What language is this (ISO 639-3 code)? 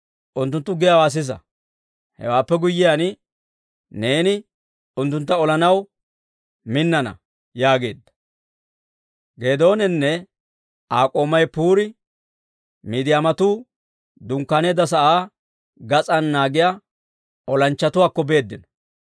dwr